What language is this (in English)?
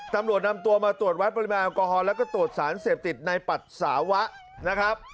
Thai